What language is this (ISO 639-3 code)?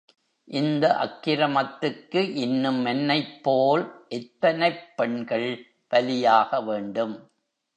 tam